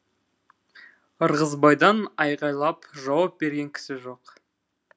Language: Kazakh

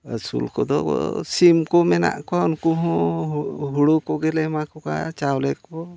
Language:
Santali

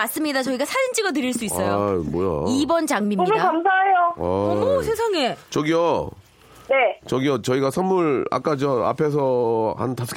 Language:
Korean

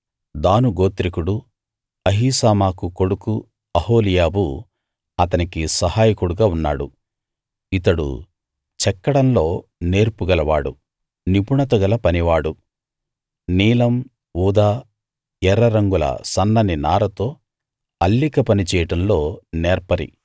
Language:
Telugu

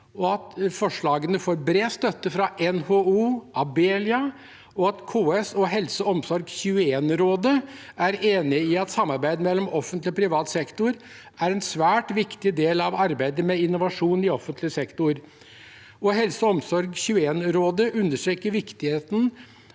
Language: Norwegian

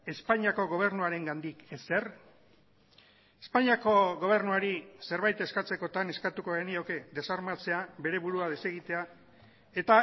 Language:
Basque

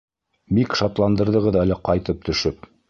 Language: Bashkir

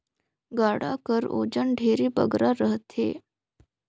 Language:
Chhattisgarhi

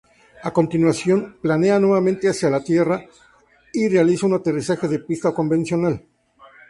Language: Spanish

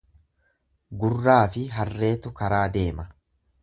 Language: Oromo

